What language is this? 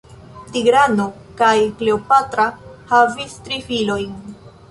Esperanto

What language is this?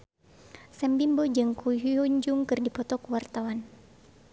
Sundanese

